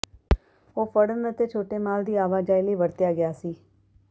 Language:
Punjabi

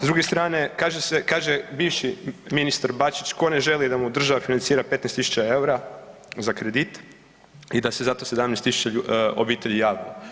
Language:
Croatian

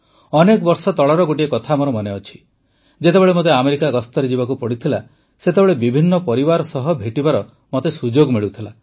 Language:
Odia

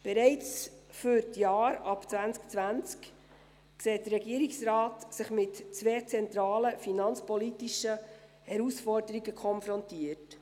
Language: Swiss German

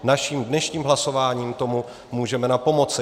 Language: Czech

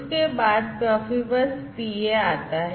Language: Hindi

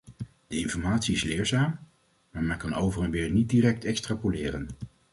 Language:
Dutch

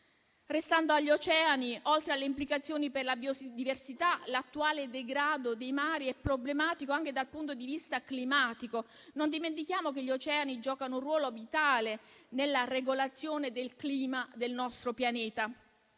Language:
Italian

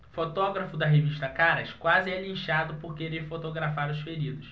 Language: Portuguese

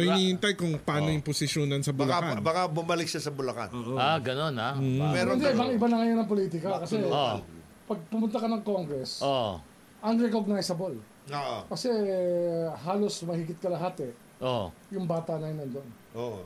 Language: Filipino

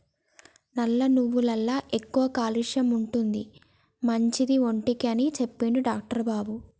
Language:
Telugu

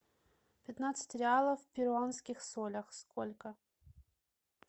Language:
Russian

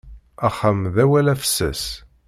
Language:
Kabyle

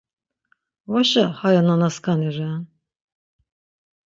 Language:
Laz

